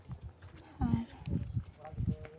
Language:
Santali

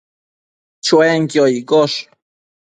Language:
Matsés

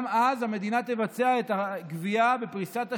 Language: Hebrew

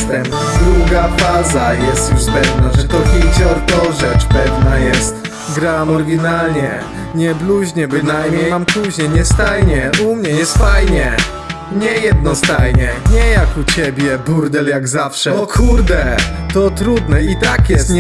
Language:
Polish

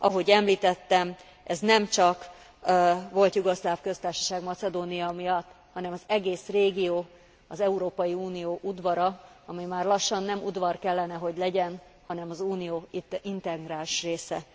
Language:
Hungarian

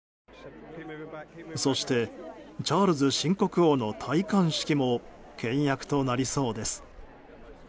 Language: Japanese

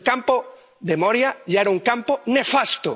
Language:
Spanish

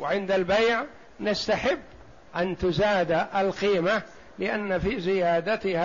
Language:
Arabic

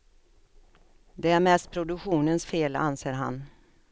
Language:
Swedish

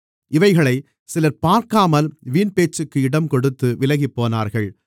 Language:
Tamil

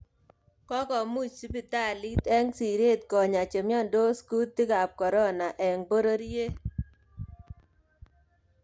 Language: Kalenjin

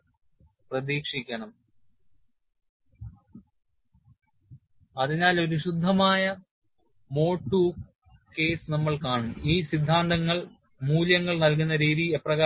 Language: Malayalam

